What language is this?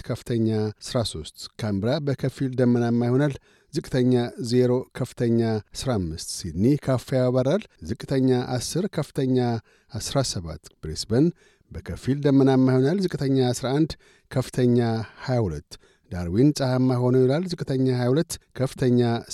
Amharic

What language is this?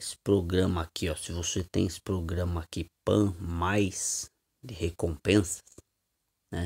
Portuguese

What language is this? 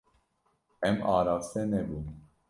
Kurdish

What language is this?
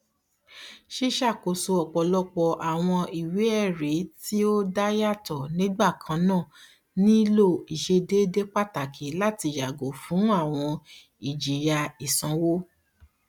Yoruba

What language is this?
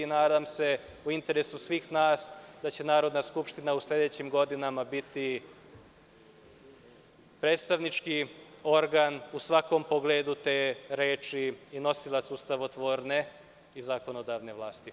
Serbian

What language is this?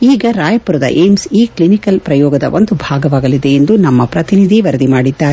Kannada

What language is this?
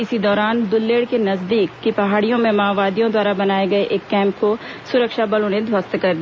Hindi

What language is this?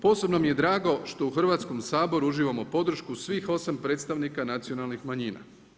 Croatian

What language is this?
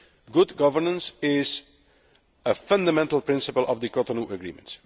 English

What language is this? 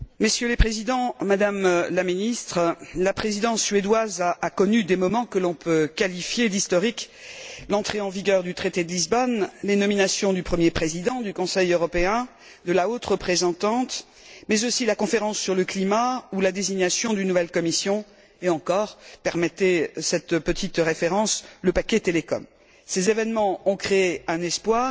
French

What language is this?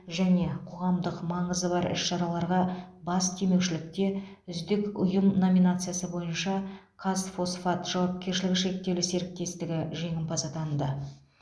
Kazakh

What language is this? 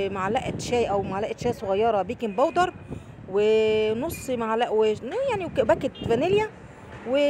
Arabic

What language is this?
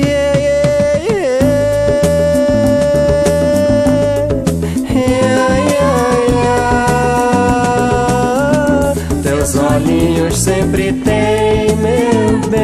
Romanian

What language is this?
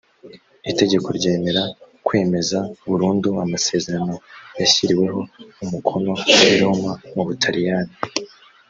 Kinyarwanda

